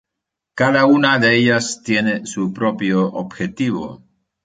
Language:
Spanish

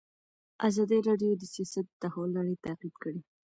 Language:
Pashto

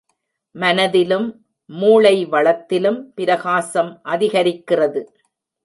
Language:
Tamil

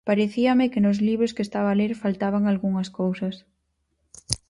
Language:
Galician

